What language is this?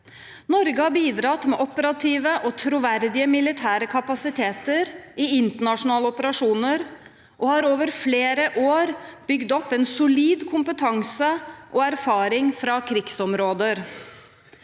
Norwegian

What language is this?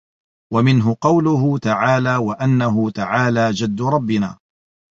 Arabic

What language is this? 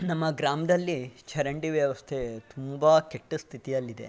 Kannada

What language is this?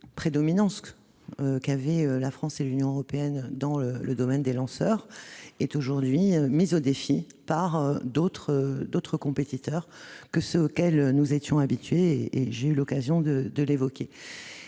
French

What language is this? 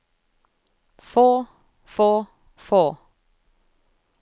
Norwegian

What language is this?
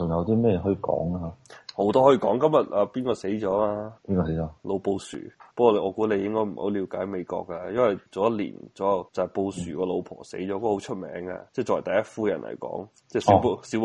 Chinese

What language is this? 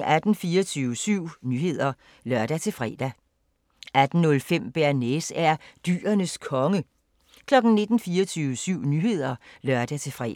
Danish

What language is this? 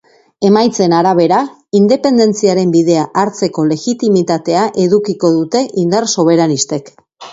Basque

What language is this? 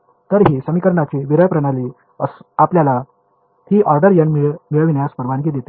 Marathi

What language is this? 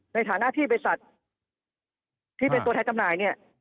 Thai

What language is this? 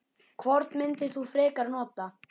Icelandic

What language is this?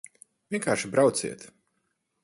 Latvian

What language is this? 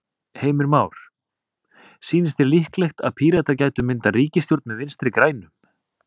Icelandic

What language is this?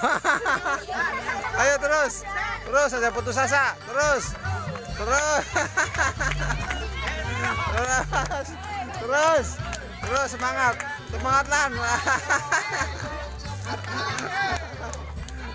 Indonesian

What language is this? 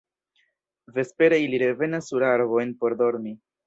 Esperanto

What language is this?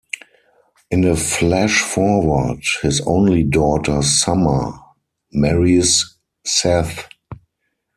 English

